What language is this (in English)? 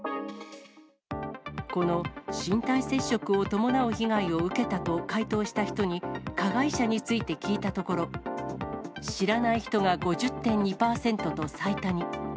Japanese